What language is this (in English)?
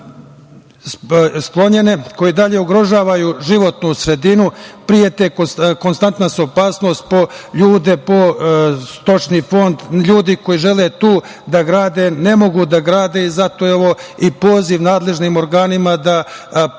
Serbian